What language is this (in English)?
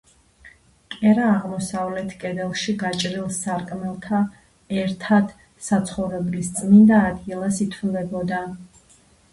Georgian